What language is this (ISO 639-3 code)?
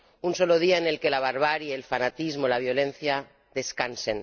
spa